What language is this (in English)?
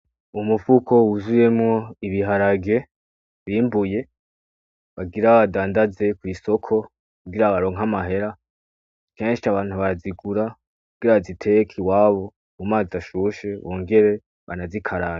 Rundi